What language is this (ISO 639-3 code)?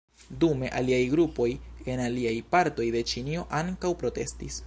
epo